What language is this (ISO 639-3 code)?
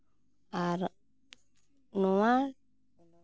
sat